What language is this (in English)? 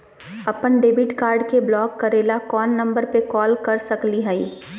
Magahi